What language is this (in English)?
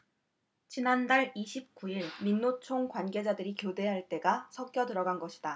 Korean